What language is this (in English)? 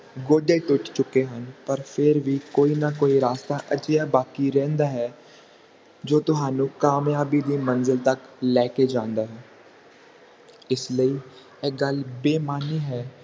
Punjabi